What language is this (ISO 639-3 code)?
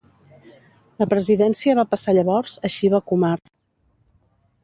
cat